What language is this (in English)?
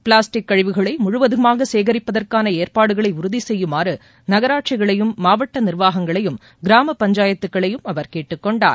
Tamil